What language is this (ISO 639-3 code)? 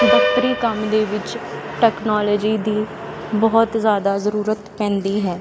pan